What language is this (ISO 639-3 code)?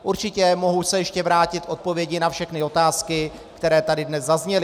ces